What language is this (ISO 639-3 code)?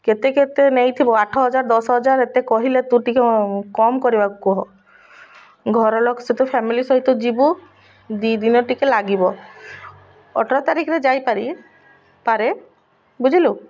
ori